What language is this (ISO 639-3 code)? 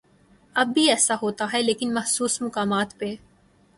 urd